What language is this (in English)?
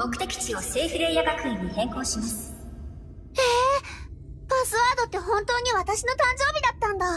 Japanese